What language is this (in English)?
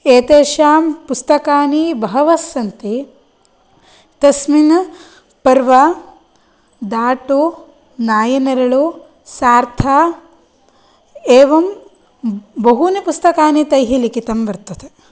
Sanskrit